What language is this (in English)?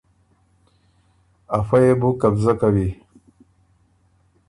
Ormuri